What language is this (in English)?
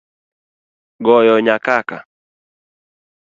Luo (Kenya and Tanzania)